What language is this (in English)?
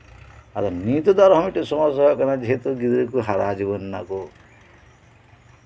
Santali